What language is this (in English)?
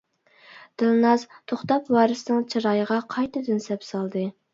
Uyghur